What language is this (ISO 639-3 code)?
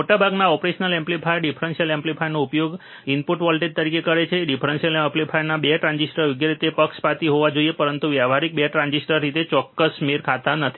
guj